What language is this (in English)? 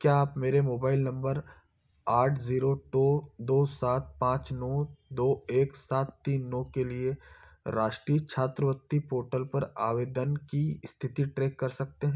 Hindi